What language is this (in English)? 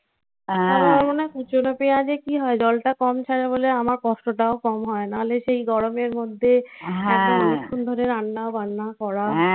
Bangla